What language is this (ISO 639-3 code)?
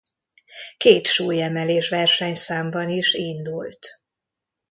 hun